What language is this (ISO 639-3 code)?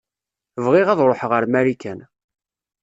kab